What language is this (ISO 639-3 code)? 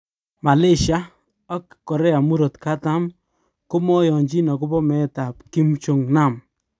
kln